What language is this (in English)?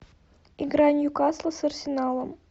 Russian